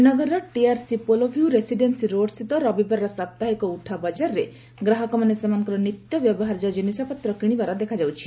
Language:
Odia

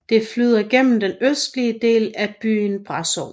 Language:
Danish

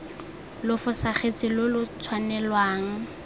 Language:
Tswana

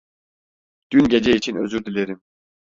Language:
Turkish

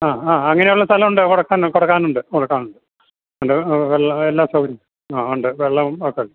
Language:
Malayalam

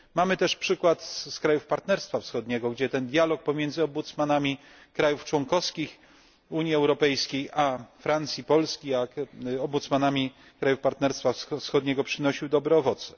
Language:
Polish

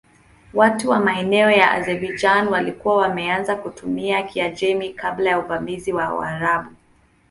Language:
Swahili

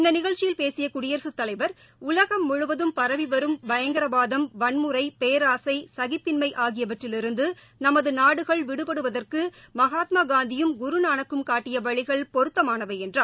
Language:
Tamil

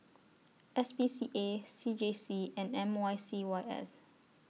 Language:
English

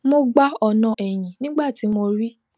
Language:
Yoruba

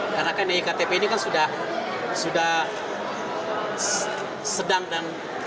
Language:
Indonesian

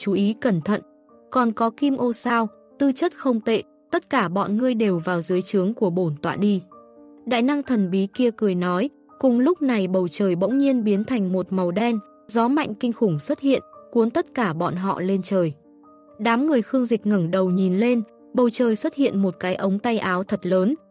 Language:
Vietnamese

